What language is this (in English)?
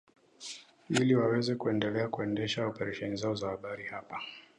Swahili